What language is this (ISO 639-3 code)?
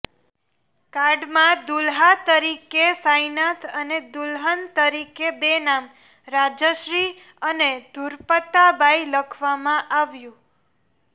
guj